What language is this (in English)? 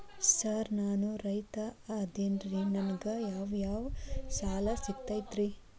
Kannada